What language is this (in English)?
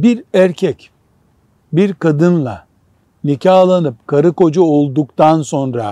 Turkish